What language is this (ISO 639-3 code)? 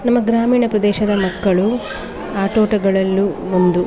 kan